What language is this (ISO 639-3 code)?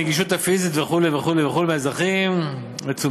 heb